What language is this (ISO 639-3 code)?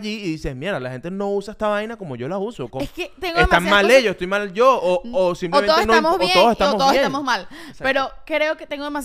spa